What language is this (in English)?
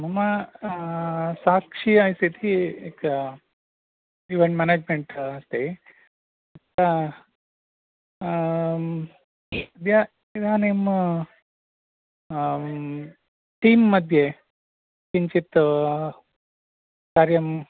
Sanskrit